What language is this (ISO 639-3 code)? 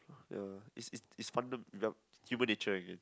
eng